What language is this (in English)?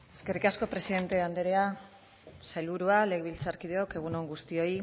Basque